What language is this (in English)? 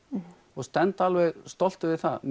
Icelandic